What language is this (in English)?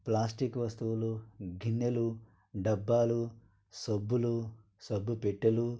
Telugu